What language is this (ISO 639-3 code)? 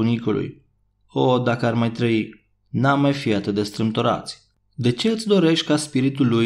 ron